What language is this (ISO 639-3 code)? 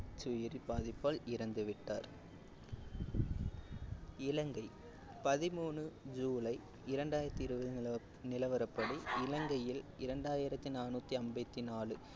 tam